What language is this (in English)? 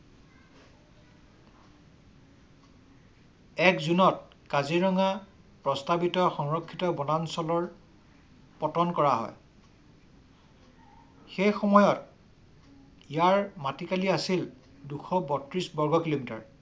Assamese